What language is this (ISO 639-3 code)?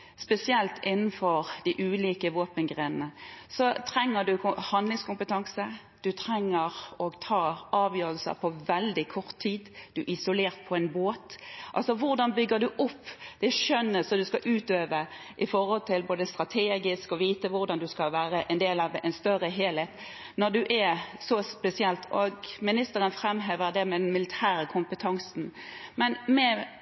nob